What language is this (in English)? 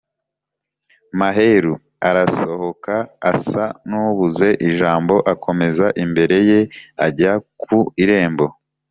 Kinyarwanda